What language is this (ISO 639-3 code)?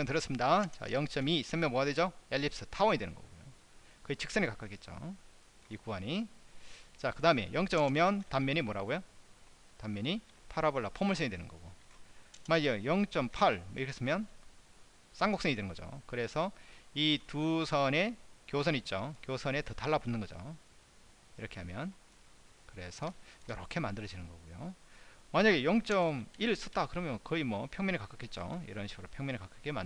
kor